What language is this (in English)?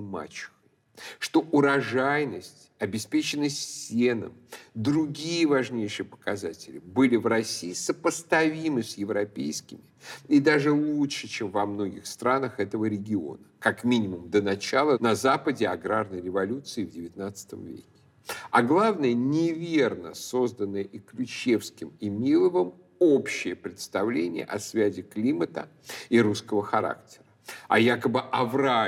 Russian